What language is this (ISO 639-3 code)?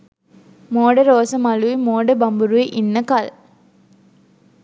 sin